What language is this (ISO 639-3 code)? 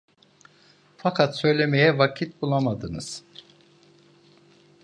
tur